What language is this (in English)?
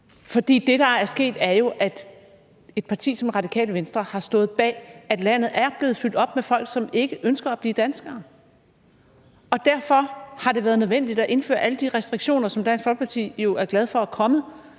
Danish